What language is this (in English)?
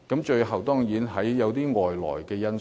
Cantonese